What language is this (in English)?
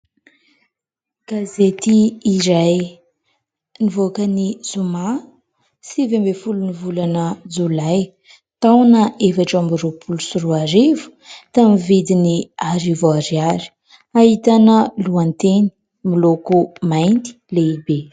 Malagasy